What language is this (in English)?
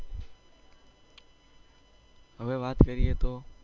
Gujarati